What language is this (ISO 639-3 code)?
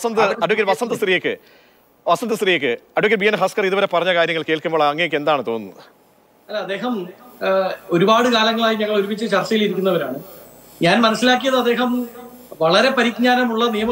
mal